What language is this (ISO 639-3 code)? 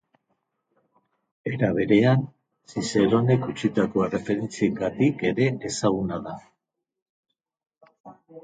eus